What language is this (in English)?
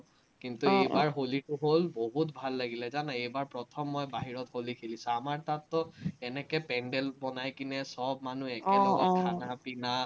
Assamese